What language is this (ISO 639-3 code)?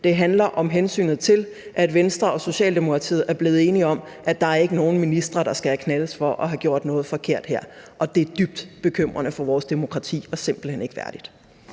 dan